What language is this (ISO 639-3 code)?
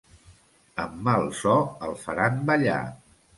cat